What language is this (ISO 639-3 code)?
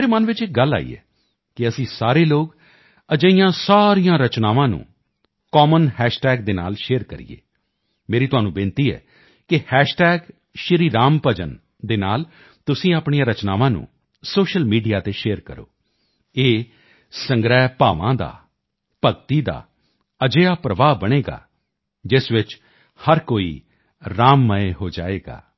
pan